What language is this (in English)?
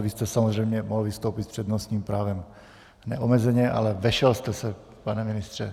Czech